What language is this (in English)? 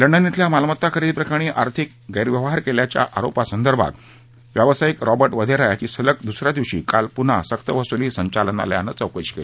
Marathi